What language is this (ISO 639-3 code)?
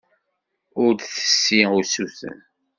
kab